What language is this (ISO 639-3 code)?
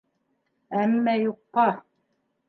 bak